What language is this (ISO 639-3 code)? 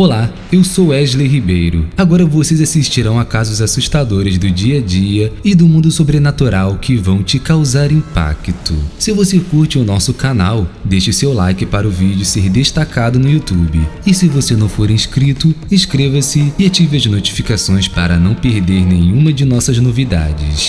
por